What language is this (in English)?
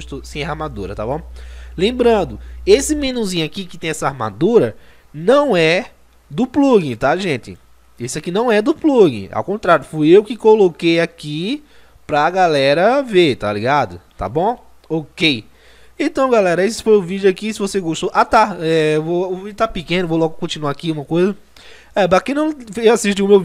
Portuguese